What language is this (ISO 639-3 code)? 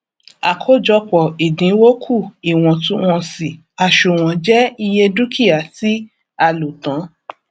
yor